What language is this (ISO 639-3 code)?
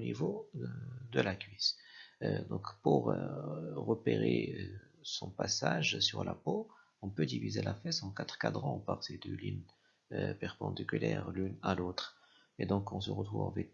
fra